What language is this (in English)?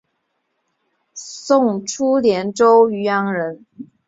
Chinese